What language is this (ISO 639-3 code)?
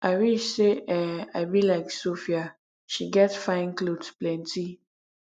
pcm